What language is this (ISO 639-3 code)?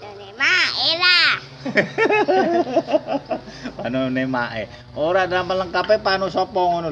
ind